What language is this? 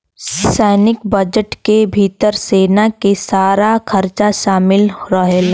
Bhojpuri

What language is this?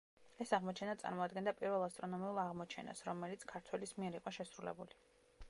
Georgian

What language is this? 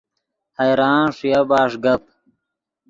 Yidgha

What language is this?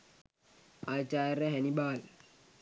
Sinhala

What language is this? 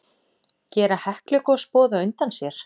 Icelandic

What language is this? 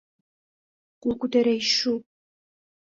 Bashkir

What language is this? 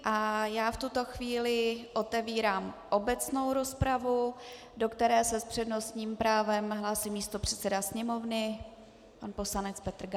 Czech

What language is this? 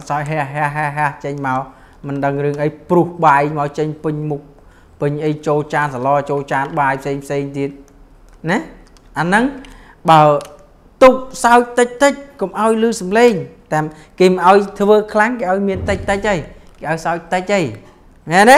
Vietnamese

